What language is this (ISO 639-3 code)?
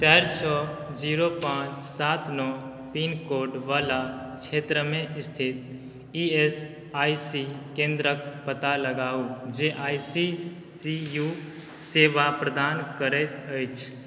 mai